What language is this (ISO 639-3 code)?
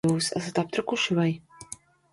lav